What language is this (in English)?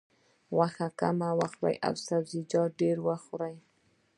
Pashto